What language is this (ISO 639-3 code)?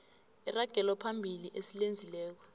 nbl